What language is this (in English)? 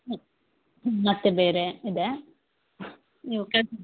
Kannada